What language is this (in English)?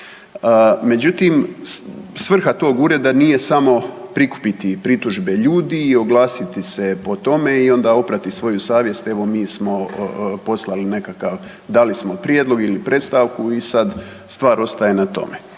Croatian